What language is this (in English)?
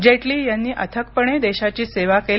Marathi